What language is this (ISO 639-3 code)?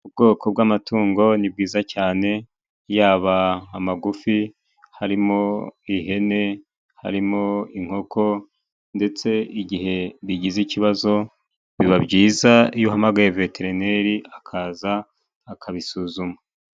kin